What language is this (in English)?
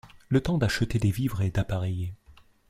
French